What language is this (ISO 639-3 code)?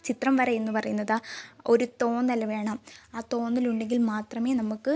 mal